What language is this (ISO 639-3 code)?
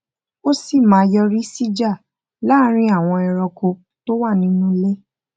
yor